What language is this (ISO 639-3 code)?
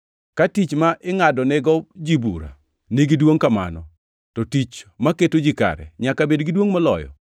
luo